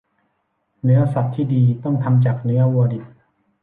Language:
Thai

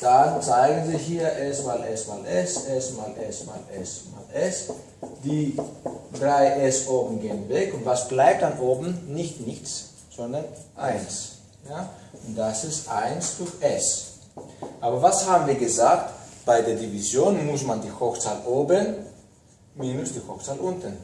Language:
German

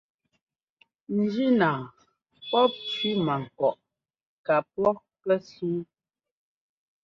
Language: Ngomba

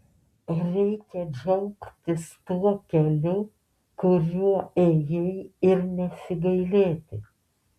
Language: Lithuanian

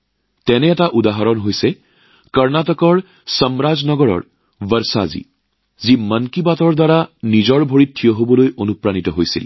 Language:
Assamese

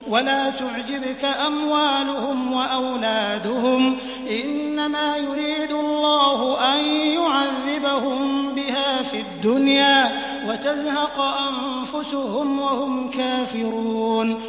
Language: Arabic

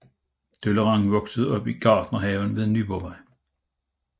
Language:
Danish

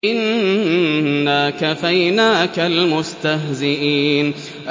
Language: Arabic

